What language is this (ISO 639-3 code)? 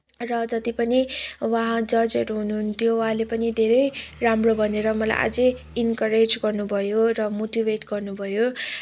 nep